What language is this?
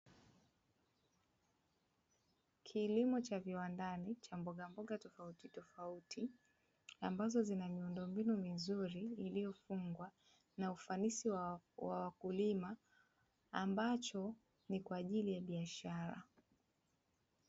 Swahili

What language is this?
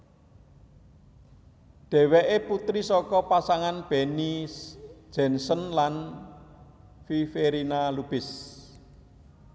Javanese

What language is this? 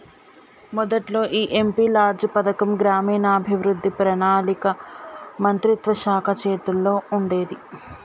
Telugu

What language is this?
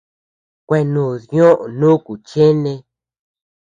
Tepeuxila Cuicatec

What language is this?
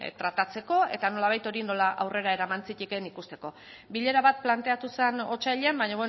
Basque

